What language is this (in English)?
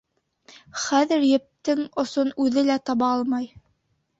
Bashkir